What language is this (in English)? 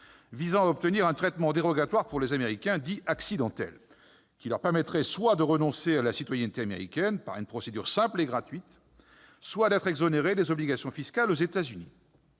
French